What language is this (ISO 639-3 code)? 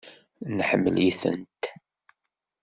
kab